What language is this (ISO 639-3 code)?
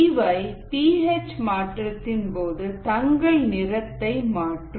tam